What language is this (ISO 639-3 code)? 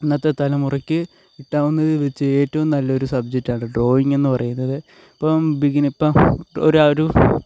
mal